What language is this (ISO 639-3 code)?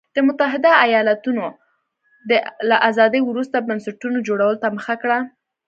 pus